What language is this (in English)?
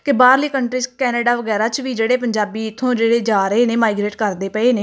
Punjabi